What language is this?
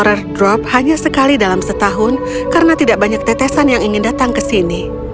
Indonesian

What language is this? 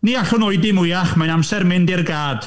Welsh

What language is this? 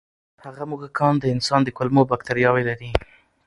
Pashto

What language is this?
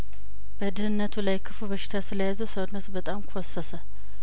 Amharic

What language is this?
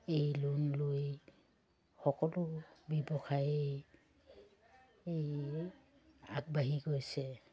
Assamese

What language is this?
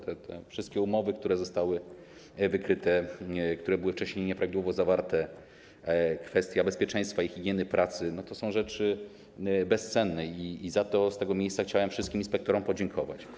Polish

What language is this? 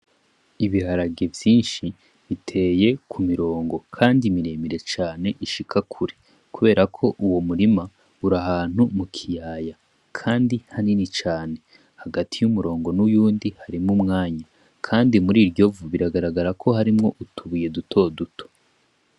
Rundi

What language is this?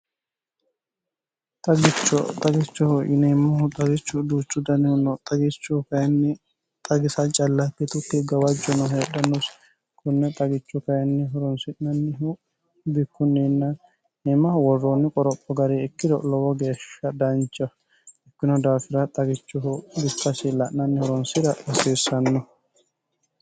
Sidamo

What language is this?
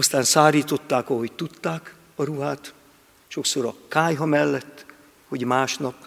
Hungarian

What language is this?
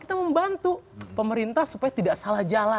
Indonesian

